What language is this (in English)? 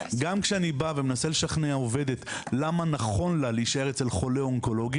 Hebrew